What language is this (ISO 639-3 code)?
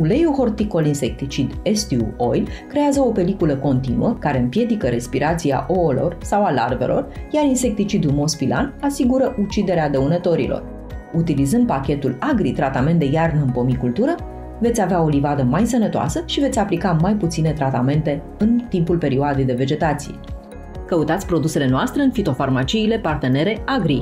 ron